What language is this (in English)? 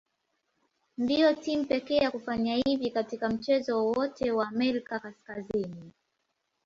Swahili